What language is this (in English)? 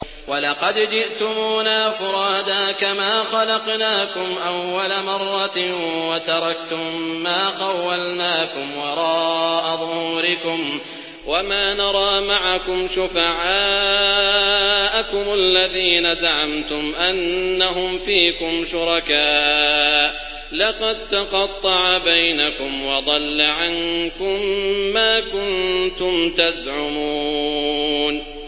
Arabic